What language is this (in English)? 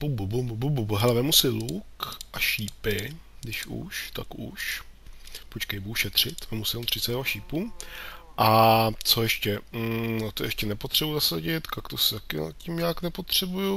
Czech